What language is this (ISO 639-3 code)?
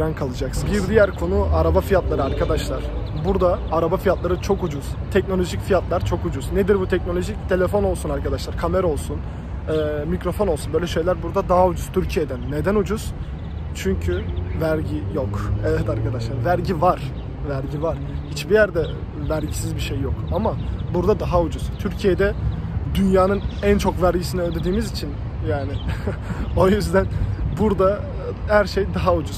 tur